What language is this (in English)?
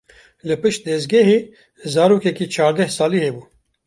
Kurdish